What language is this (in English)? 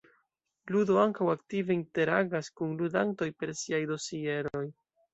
Esperanto